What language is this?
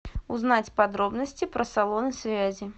Russian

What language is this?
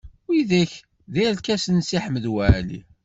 Kabyle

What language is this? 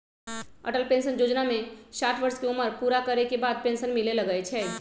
Magahi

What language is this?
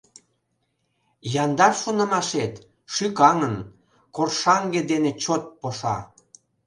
Mari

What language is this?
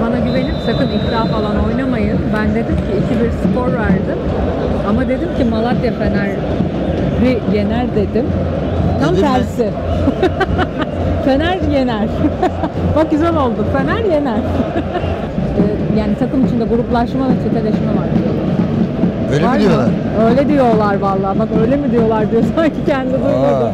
Turkish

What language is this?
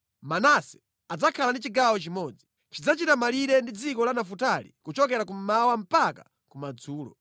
Nyanja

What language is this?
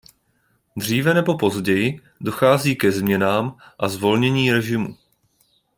Czech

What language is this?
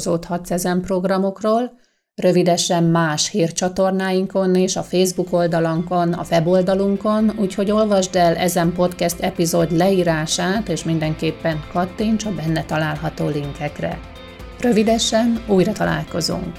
Hungarian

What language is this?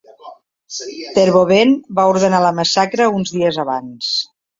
Catalan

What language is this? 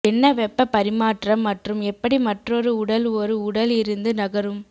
Tamil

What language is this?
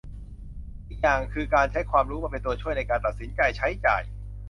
Thai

